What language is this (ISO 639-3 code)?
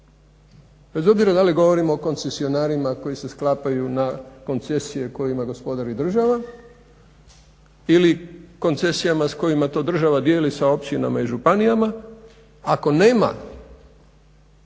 hrv